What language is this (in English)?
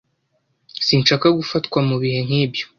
Kinyarwanda